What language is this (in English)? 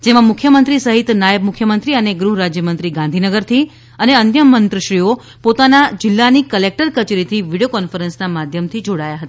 Gujarati